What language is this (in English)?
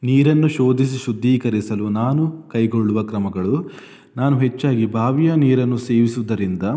Kannada